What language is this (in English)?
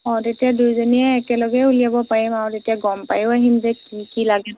Assamese